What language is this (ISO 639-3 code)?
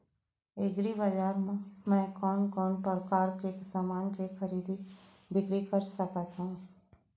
hne